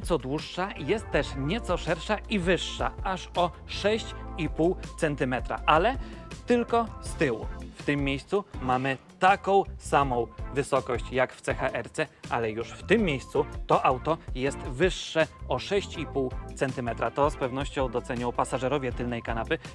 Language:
Polish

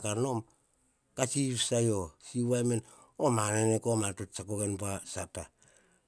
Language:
Hahon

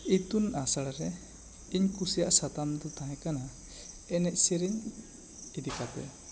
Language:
Santali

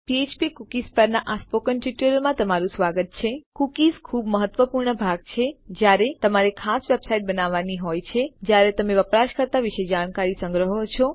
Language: Gujarati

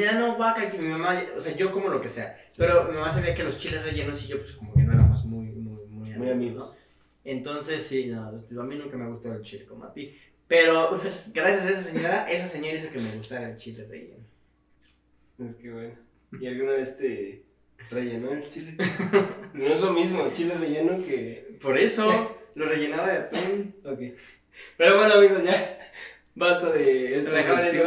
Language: Spanish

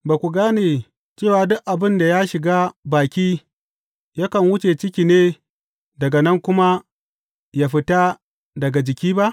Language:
Hausa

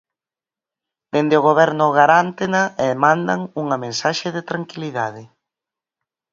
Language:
Galician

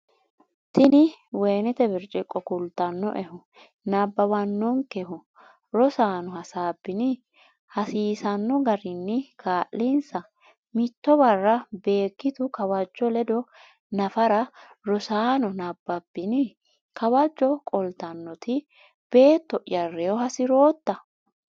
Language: Sidamo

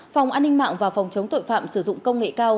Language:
Vietnamese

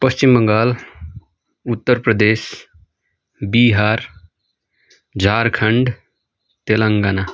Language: Nepali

